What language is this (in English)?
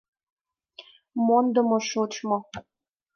Mari